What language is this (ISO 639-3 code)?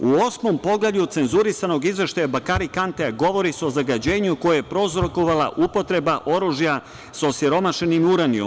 srp